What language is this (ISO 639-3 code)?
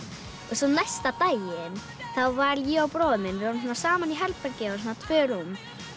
isl